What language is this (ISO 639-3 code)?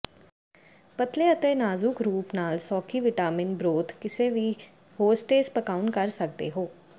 pan